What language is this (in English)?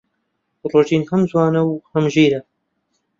Central Kurdish